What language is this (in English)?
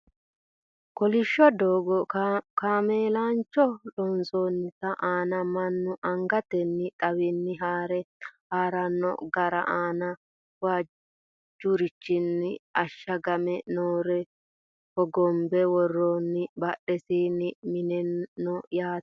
Sidamo